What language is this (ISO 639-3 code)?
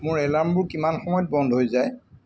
asm